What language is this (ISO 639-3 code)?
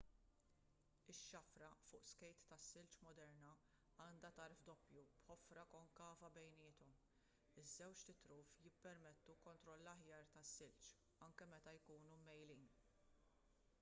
mlt